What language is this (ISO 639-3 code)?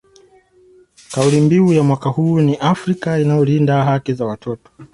swa